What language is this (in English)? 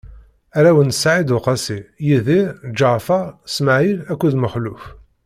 Kabyle